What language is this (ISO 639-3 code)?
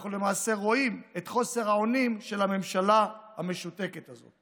heb